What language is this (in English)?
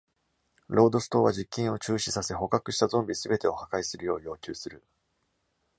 Japanese